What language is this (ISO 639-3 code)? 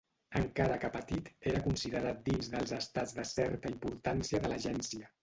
cat